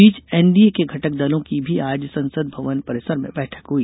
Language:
Hindi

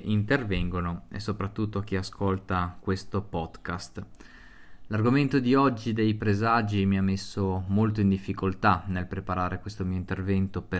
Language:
Italian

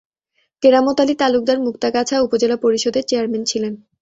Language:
Bangla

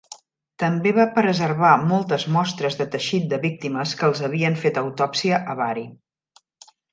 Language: Catalan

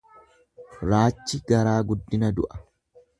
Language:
Oromo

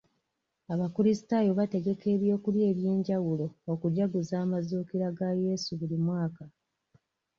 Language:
Ganda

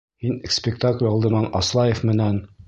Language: Bashkir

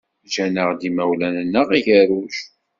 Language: Kabyle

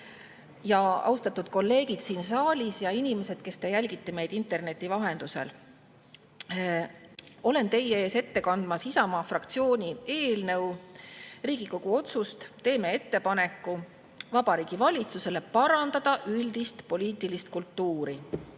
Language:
Estonian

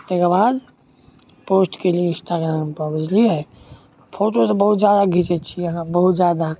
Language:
Maithili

